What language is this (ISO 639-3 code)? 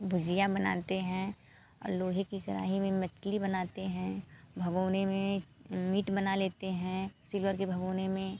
hin